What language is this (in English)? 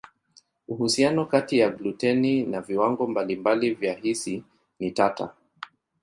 Swahili